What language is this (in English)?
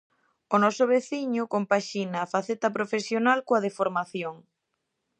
Galician